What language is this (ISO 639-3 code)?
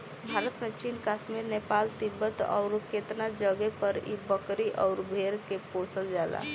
bho